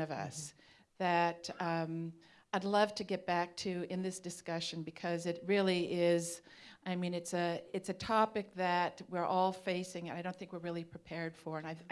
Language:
English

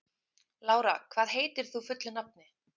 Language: Icelandic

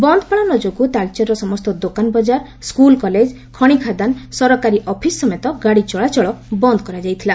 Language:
Odia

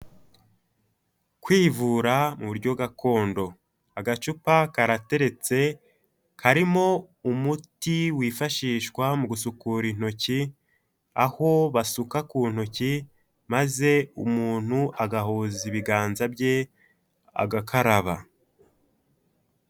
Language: Kinyarwanda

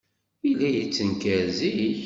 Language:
Kabyle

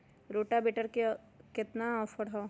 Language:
Magahi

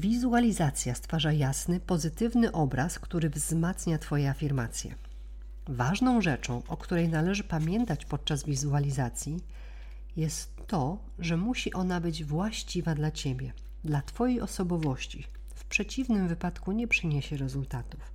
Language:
Polish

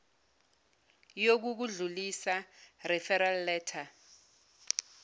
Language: Zulu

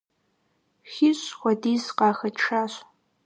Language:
Kabardian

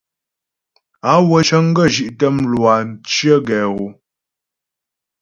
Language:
Ghomala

